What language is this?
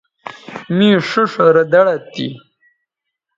Bateri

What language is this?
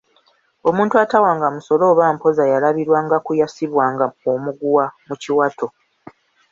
Ganda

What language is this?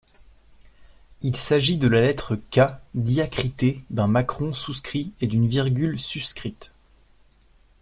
French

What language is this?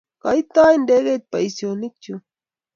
Kalenjin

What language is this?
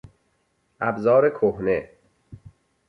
Persian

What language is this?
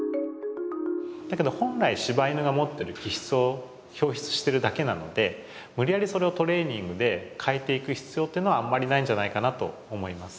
Japanese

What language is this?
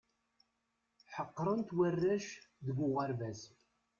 Kabyle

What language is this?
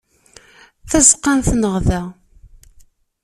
Kabyle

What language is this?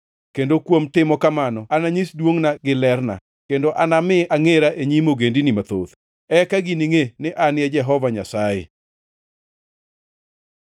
Luo (Kenya and Tanzania)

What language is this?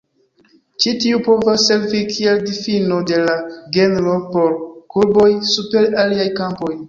Esperanto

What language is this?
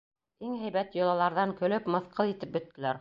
Bashkir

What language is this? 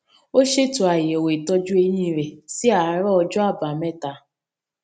Yoruba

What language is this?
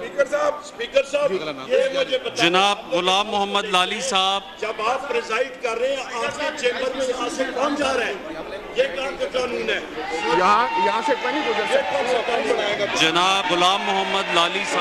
Arabic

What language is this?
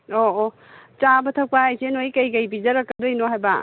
Manipuri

